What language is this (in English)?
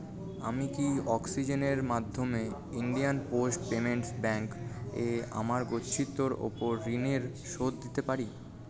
Bangla